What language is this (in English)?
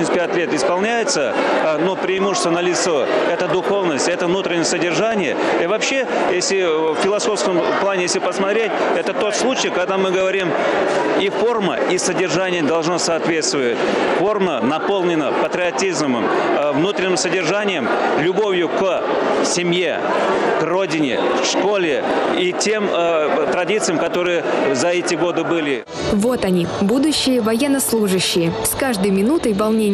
Russian